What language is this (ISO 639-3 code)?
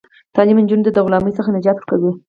pus